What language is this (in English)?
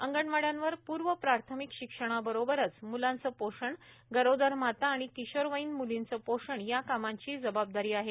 Marathi